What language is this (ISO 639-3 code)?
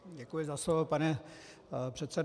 ces